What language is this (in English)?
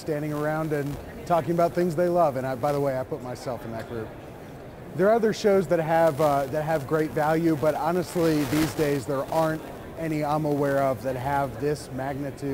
English